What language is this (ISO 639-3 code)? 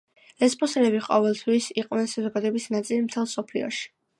kat